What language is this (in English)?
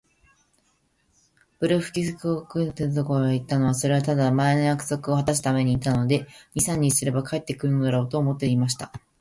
Japanese